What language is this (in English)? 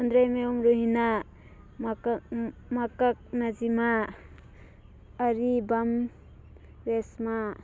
Manipuri